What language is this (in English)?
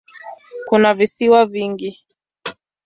Swahili